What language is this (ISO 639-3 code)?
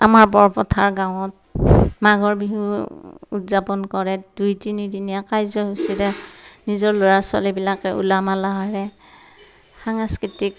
asm